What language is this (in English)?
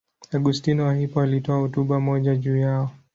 Swahili